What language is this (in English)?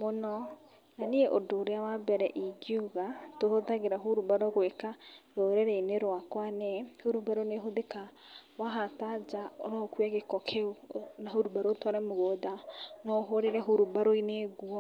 Kikuyu